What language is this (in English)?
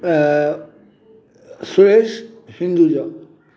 Sindhi